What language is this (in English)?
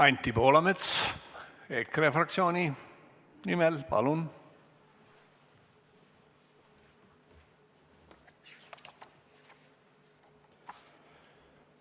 Estonian